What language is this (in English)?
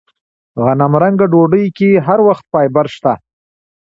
Pashto